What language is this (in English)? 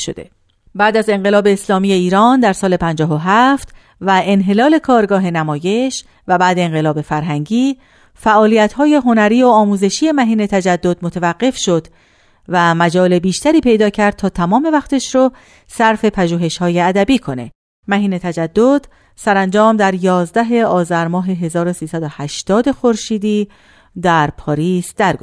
Persian